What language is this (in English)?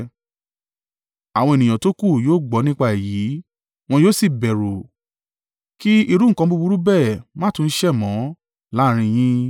Yoruba